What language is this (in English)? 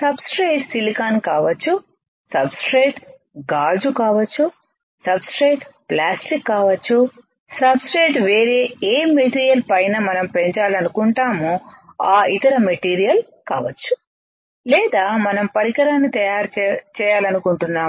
Telugu